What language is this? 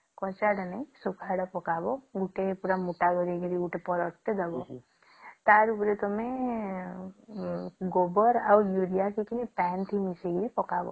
Odia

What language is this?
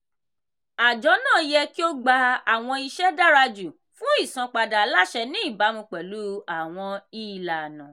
Yoruba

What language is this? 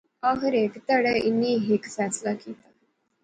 Pahari-Potwari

